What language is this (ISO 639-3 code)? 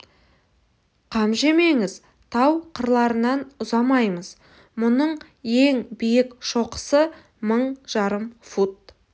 kaz